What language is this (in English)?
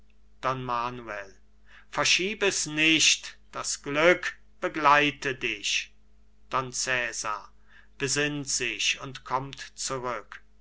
German